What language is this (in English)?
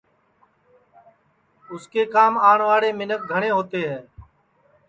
Sansi